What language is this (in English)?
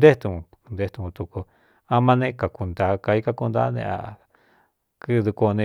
Cuyamecalco Mixtec